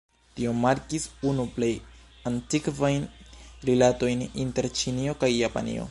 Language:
Esperanto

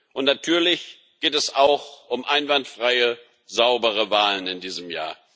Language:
German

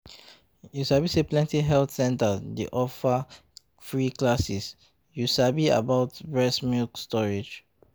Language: Nigerian Pidgin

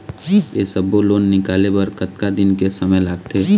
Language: Chhattisgarhi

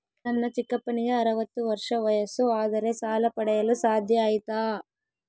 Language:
Kannada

